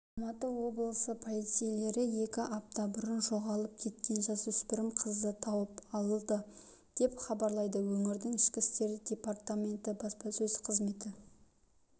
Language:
Kazakh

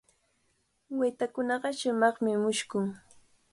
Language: Cajatambo North Lima Quechua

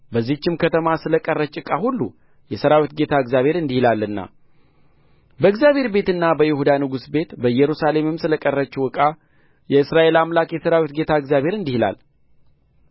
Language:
Amharic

